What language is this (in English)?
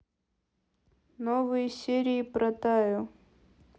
Russian